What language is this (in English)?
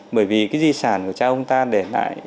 Vietnamese